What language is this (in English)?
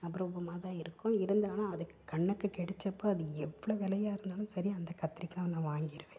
Tamil